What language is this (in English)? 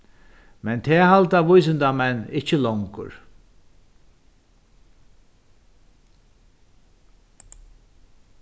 Faroese